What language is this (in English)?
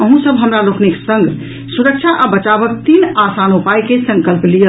Maithili